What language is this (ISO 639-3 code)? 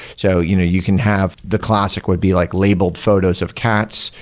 eng